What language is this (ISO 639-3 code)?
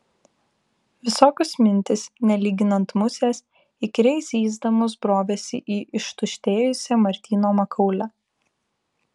lit